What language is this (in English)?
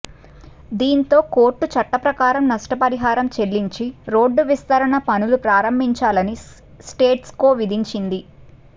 Telugu